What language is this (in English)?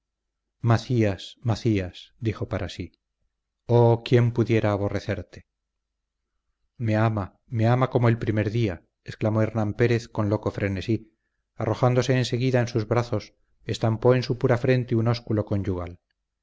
Spanish